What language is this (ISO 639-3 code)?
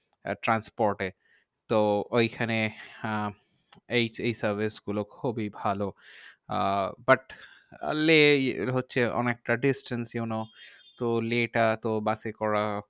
ben